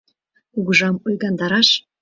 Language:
Mari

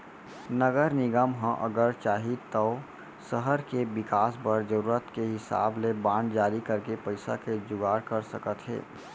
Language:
Chhattisgarhi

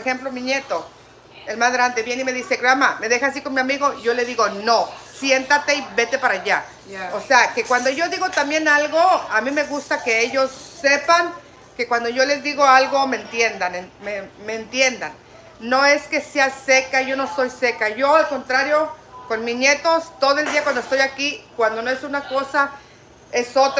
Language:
Spanish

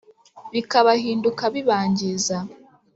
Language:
Kinyarwanda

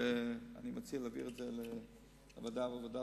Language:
Hebrew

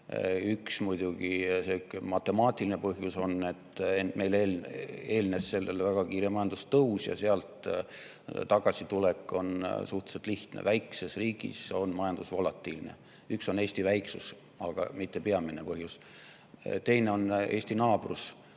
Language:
Estonian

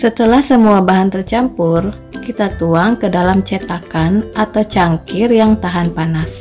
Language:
Indonesian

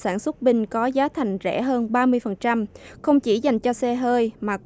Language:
Vietnamese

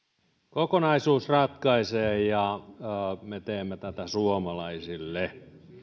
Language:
Finnish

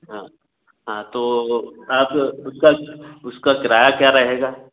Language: Hindi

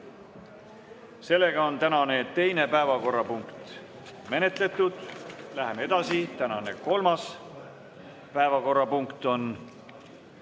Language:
Estonian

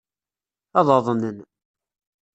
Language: Kabyle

